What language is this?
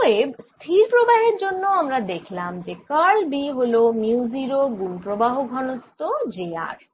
Bangla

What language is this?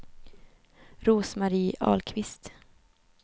Swedish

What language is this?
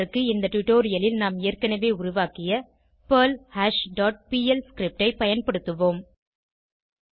Tamil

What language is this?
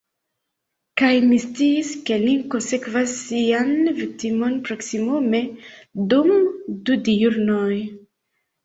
Esperanto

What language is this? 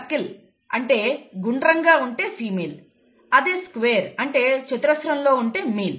Telugu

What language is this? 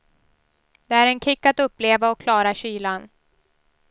Swedish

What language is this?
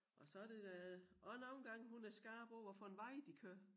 Danish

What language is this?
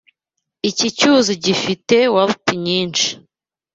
Kinyarwanda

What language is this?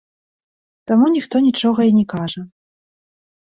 Belarusian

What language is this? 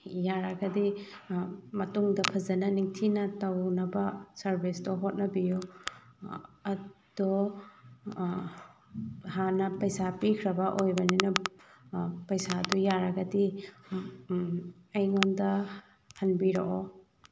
Manipuri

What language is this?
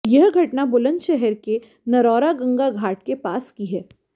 Hindi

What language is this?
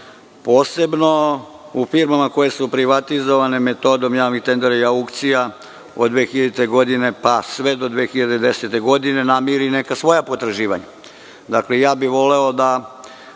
Serbian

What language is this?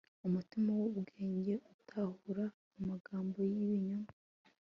Kinyarwanda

